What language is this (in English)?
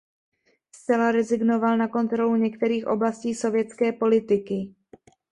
Czech